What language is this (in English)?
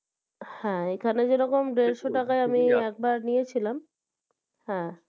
Bangla